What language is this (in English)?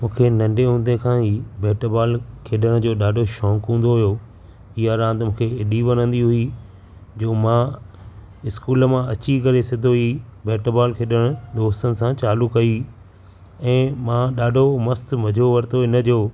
Sindhi